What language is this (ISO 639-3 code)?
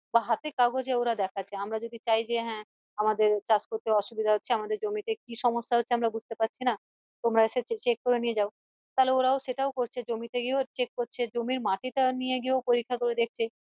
ben